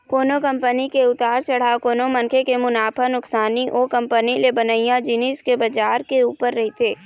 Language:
Chhattisgarhi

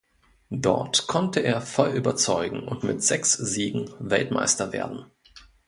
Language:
German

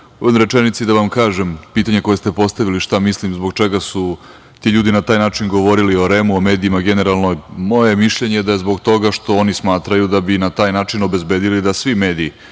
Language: Serbian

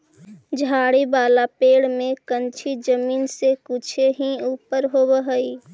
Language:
Magahi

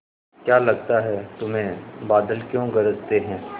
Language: Hindi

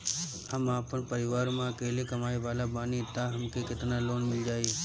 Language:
Bhojpuri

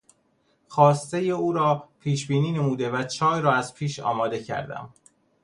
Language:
Persian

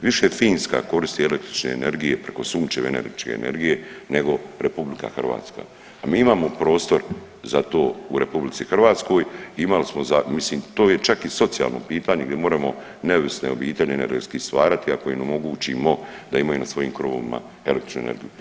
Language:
Croatian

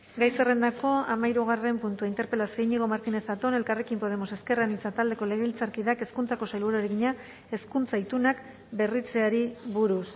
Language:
Basque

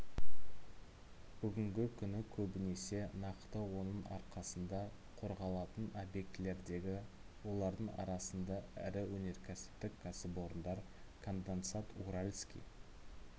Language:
Kazakh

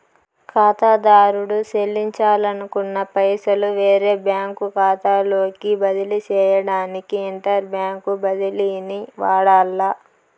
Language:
Telugu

